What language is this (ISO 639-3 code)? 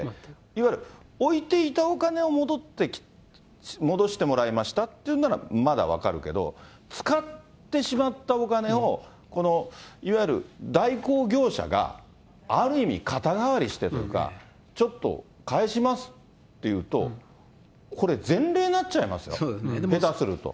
jpn